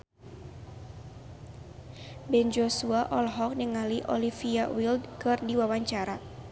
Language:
Sundanese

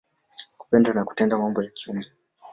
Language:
Swahili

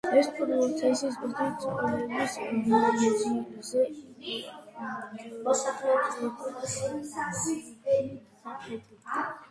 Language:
Georgian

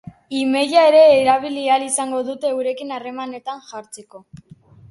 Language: Basque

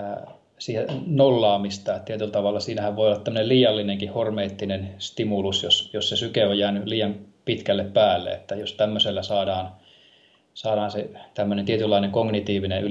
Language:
Finnish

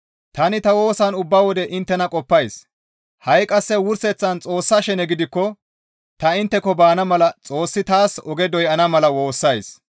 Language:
Gamo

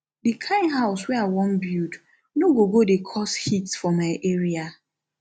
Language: Nigerian Pidgin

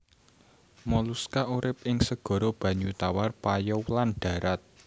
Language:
Javanese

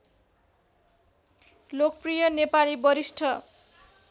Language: Nepali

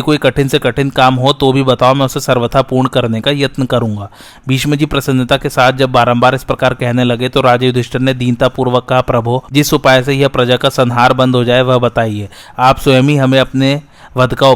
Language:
Hindi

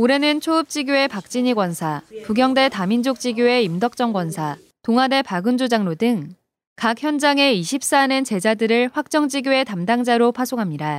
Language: Korean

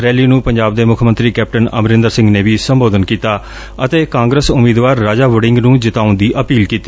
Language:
Punjabi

